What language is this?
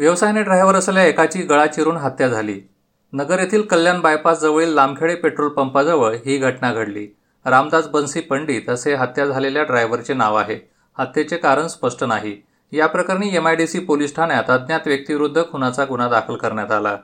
Marathi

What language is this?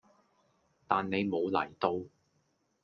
Cantonese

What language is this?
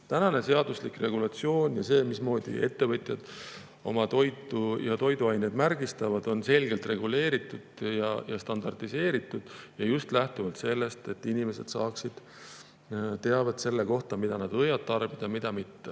Estonian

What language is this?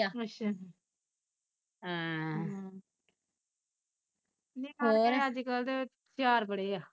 Punjabi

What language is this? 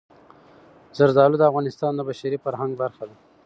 Pashto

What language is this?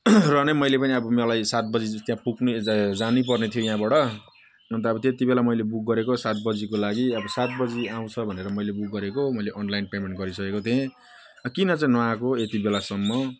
Nepali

